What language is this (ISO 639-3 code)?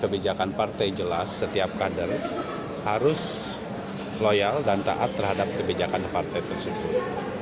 ind